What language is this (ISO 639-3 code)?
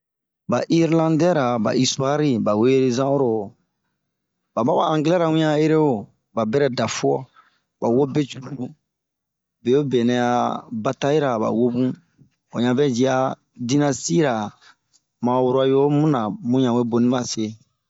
bmq